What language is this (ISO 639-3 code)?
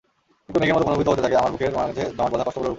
ben